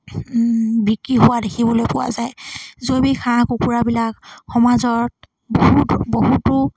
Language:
Assamese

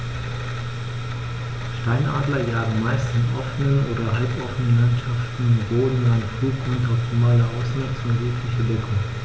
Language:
German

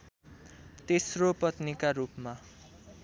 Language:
Nepali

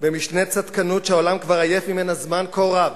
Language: Hebrew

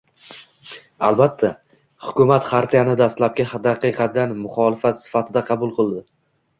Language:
Uzbek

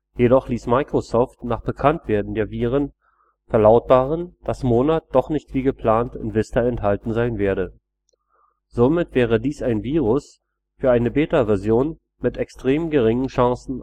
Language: German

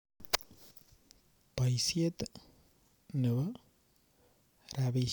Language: Kalenjin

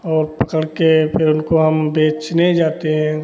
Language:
Hindi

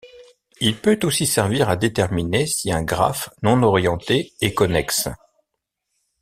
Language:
French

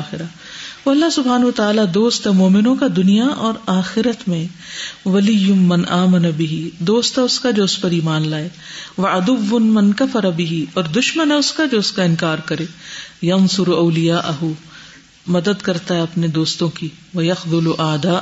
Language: Urdu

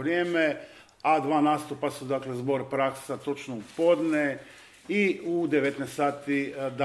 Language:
Croatian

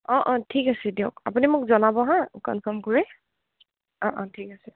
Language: Assamese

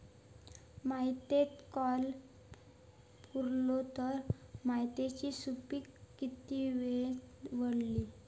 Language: Marathi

